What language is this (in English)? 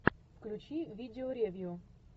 Russian